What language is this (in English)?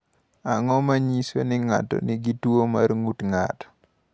Luo (Kenya and Tanzania)